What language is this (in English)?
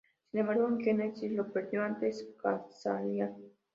Spanish